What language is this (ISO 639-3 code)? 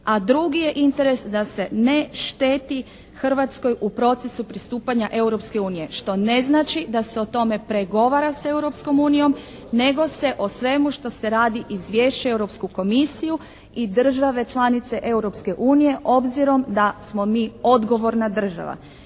hrv